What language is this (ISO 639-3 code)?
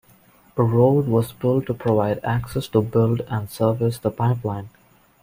eng